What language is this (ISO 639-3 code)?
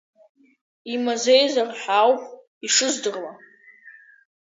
abk